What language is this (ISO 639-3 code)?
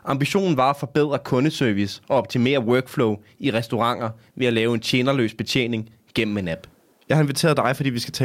dan